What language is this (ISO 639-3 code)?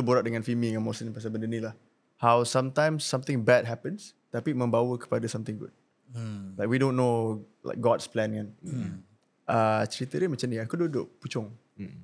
msa